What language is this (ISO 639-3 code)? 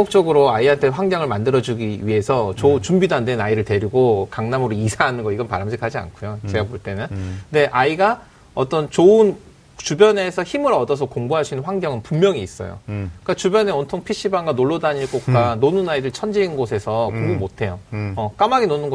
kor